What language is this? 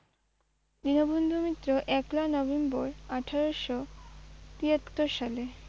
Bangla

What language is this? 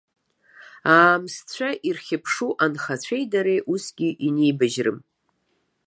Abkhazian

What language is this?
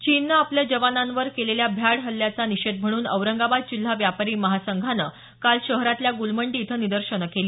Marathi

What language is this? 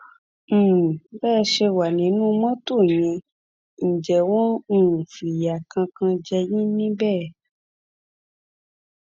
Yoruba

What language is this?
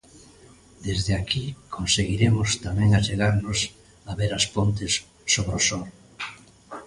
Galician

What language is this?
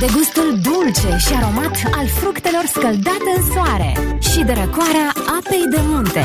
Romanian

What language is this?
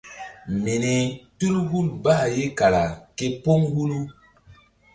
Mbum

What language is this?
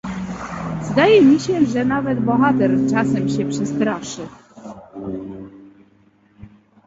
Polish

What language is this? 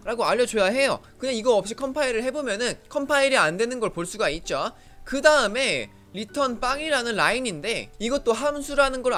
Korean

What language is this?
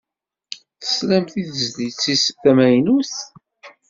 Kabyle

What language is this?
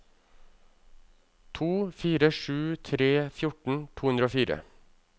Norwegian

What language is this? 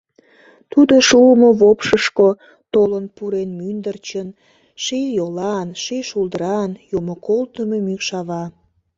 Mari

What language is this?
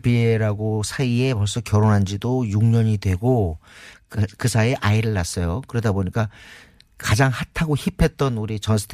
Korean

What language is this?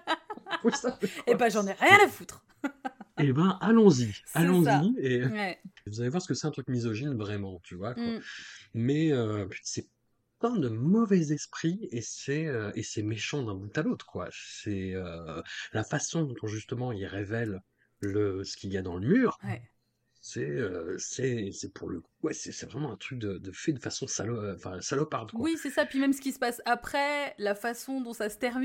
French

